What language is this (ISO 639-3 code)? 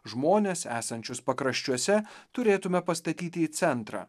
lit